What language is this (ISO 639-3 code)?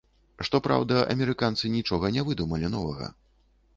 bel